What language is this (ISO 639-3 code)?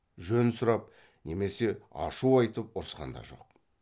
kaz